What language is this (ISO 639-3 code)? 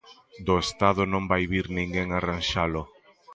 glg